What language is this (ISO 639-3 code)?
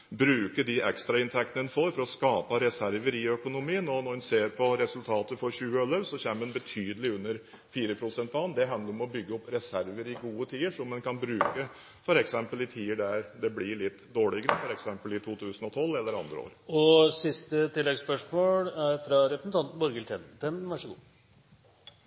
nor